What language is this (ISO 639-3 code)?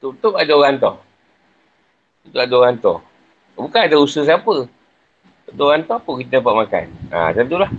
msa